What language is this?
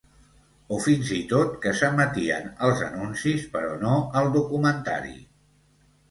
Catalan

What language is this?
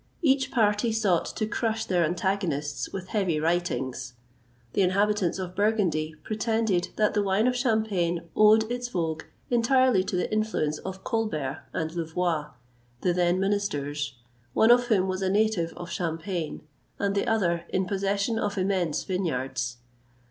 English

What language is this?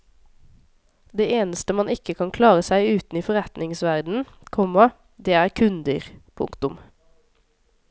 Norwegian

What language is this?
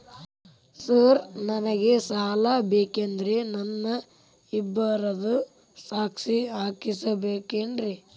Kannada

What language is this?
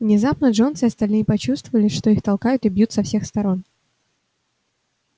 Russian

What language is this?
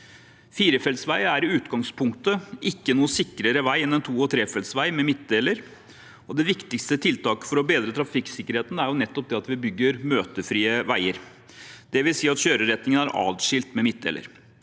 Norwegian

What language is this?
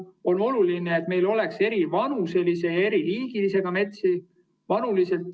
Estonian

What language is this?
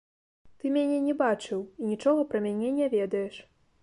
Belarusian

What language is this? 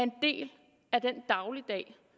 Danish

